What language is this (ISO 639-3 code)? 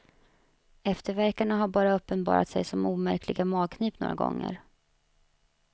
swe